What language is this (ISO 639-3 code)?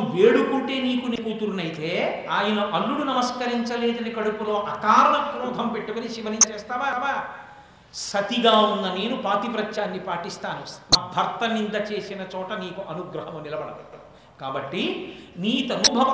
tel